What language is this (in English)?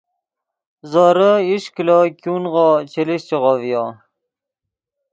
Yidgha